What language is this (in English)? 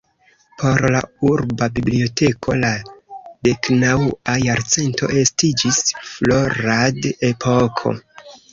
Esperanto